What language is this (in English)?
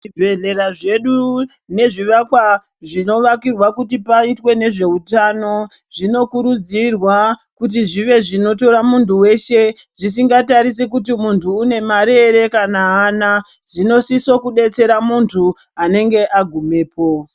Ndau